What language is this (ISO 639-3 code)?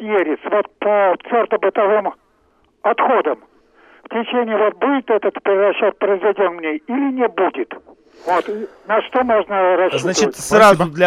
rus